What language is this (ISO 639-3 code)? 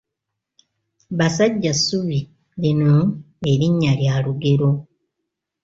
lug